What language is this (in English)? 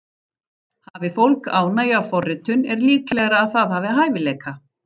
Icelandic